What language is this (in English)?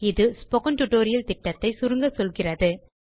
Tamil